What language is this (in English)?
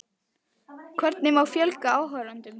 Icelandic